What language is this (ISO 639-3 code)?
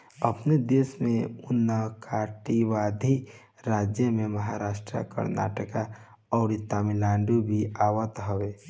bho